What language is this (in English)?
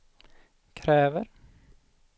Swedish